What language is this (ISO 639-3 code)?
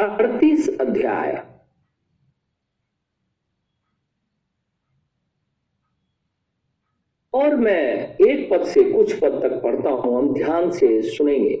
hin